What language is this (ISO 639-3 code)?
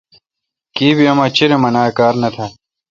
xka